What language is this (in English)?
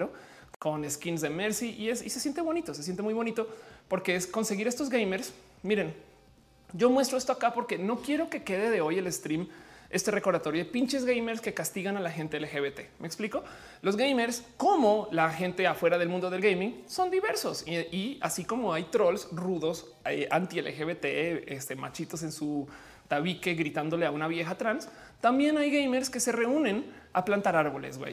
Spanish